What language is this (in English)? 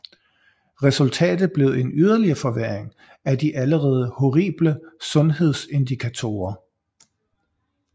Danish